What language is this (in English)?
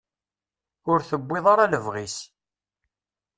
Kabyle